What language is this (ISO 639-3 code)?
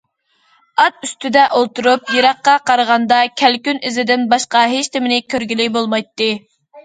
uig